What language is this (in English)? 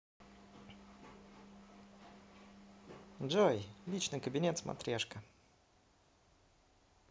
Russian